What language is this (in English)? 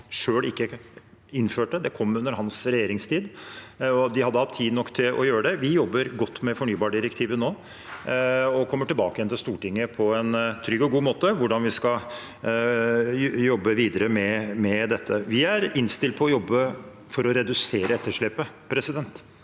Norwegian